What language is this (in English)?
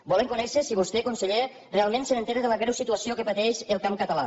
Catalan